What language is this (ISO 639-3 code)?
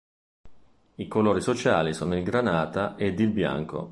ita